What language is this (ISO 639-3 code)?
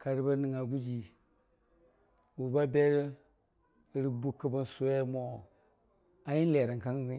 cfa